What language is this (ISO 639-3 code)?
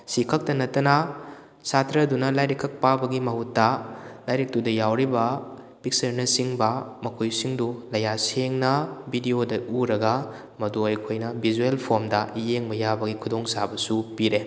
mni